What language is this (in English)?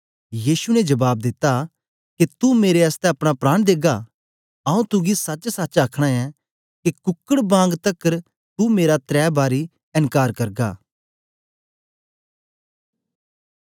Dogri